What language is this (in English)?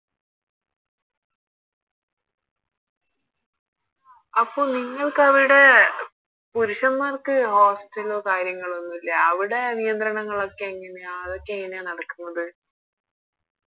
Malayalam